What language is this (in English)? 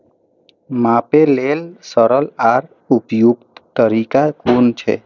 Maithili